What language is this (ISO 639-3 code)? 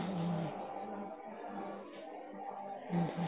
pan